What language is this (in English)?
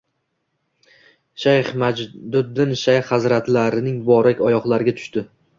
Uzbek